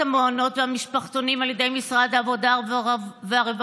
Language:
Hebrew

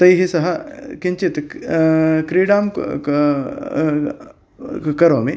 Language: Sanskrit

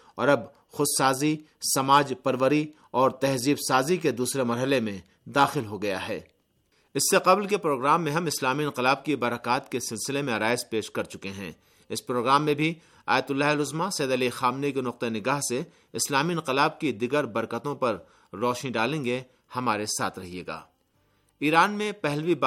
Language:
Urdu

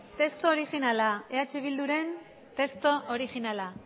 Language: Basque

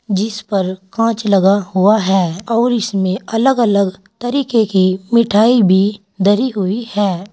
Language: Hindi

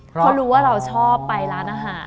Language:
Thai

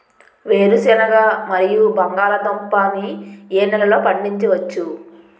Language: Telugu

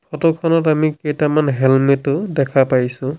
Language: Assamese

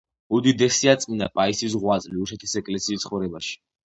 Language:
Georgian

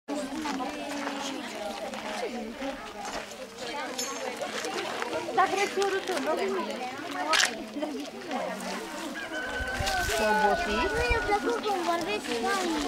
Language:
Romanian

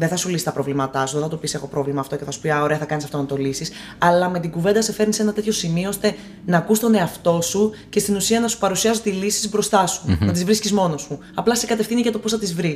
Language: Greek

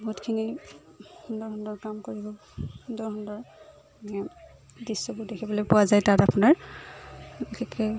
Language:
Assamese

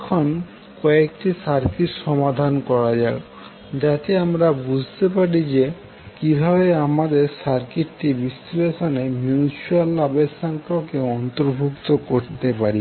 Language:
Bangla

